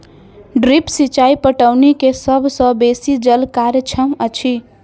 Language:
Maithili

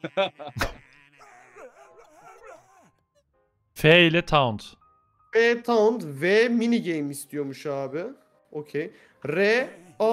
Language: Turkish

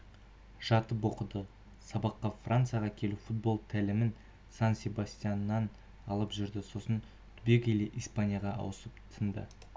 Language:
Kazakh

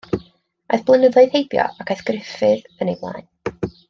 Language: Welsh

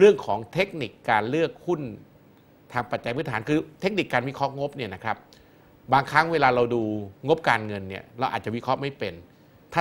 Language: Thai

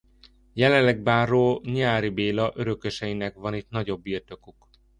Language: Hungarian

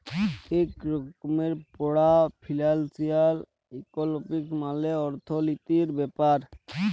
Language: Bangla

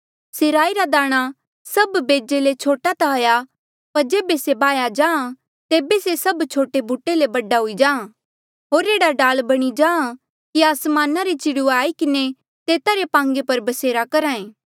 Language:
Mandeali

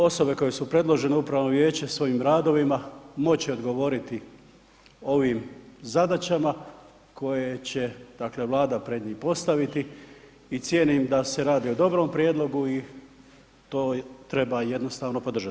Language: Croatian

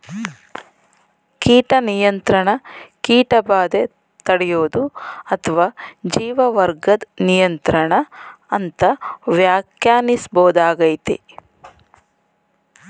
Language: Kannada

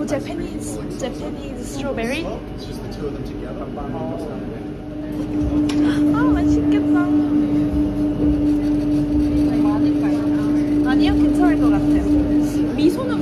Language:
Korean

